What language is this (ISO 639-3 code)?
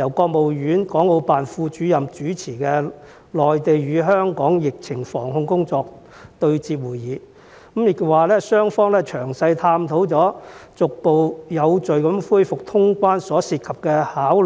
yue